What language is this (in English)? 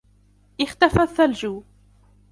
Arabic